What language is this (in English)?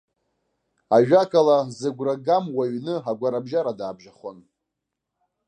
Abkhazian